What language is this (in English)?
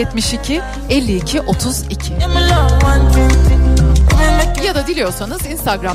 Turkish